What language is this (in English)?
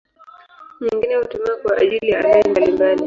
Swahili